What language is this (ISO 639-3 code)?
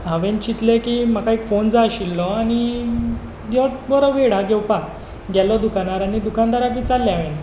kok